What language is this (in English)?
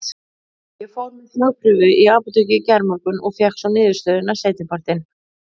Icelandic